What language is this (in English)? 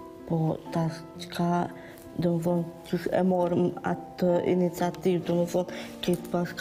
Romanian